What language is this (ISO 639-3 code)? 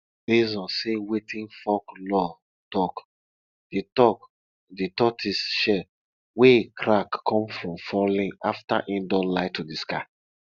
pcm